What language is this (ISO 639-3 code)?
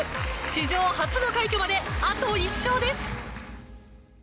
jpn